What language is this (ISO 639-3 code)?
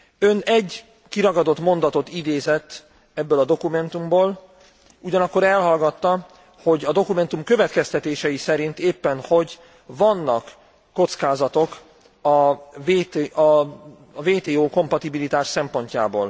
hun